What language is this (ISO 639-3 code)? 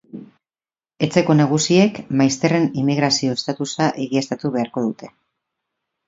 eus